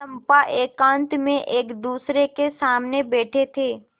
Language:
Hindi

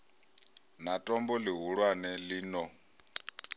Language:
Venda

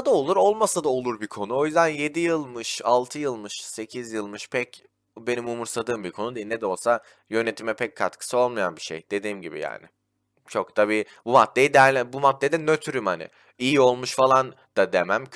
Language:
Turkish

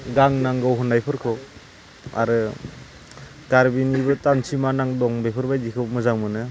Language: Bodo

